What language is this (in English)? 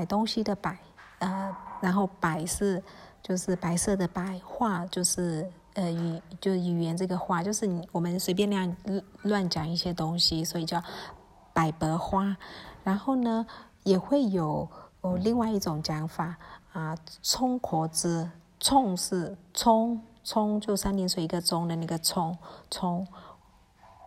Chinese